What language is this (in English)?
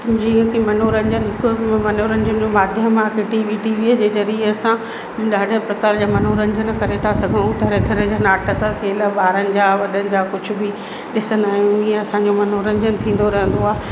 Sindhi